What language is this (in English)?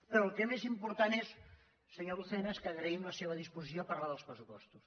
Catalan